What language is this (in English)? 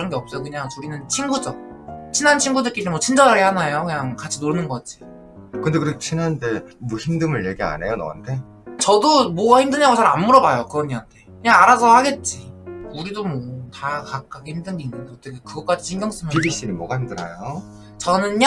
Korean